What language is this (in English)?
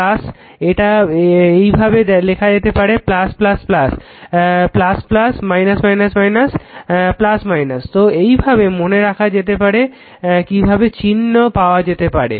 Bangla